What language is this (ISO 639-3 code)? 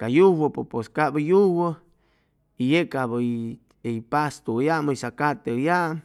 zoh